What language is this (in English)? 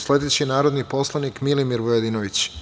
Serbian